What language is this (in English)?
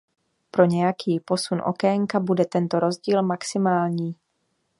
Czech